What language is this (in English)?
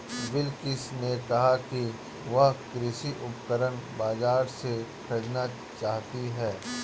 Hindi